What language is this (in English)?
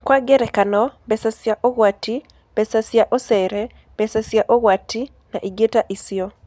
Kikuyu